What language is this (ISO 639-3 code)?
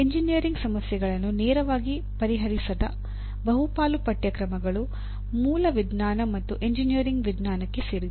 kan